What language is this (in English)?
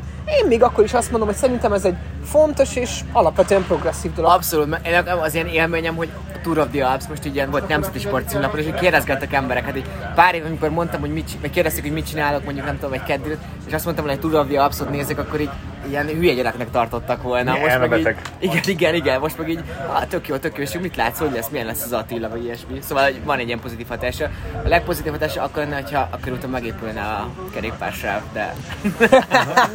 Hungarian